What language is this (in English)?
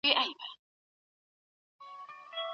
Pashto